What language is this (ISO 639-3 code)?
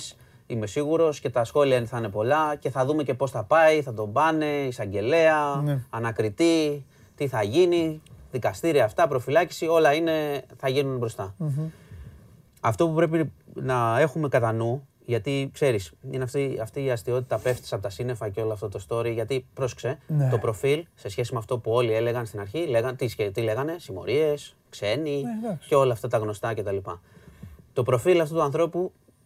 ell